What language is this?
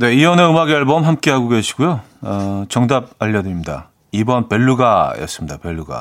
Korean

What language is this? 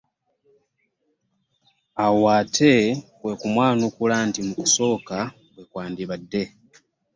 Ganda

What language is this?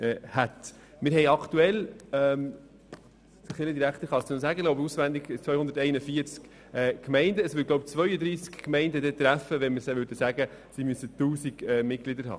Swiss German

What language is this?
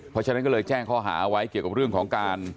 Thai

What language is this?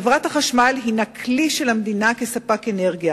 Hebrew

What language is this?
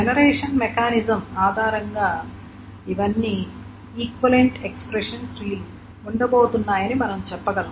Telugu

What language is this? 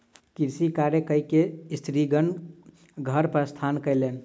Maithili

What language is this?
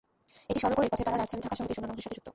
Bangla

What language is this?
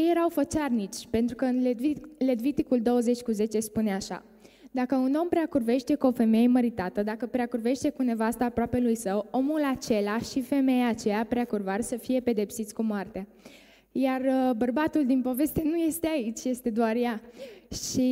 Romanian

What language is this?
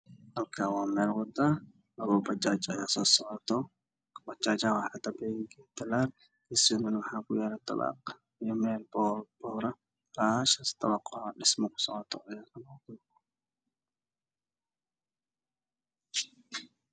Somali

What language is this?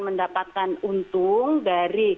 Indonesian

